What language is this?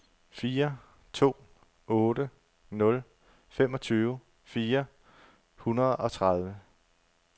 Danish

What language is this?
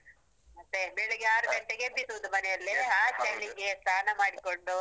Kannada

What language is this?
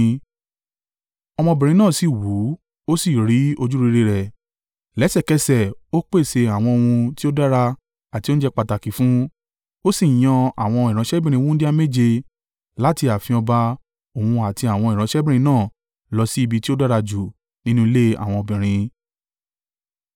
Yoruba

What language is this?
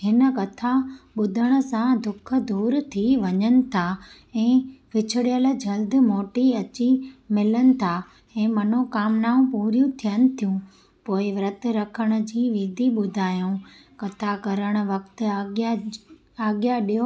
Sindhi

